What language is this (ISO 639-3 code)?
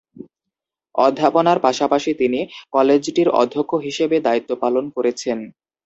ben